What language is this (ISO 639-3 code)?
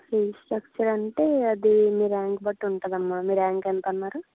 tel